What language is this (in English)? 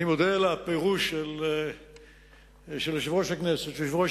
Hebrew